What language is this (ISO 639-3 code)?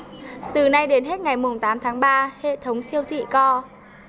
vie